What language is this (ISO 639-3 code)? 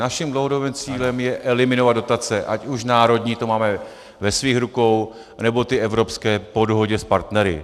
ces